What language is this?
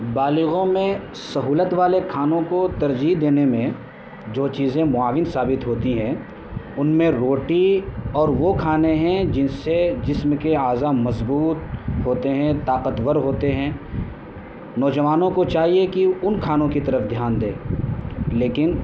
Urdu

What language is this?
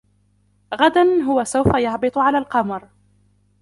Arabic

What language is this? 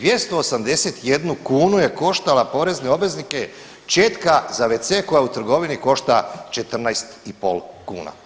Croatian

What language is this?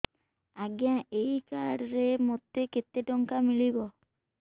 Odia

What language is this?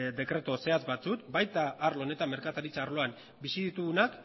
Basque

